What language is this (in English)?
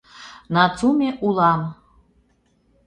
Mari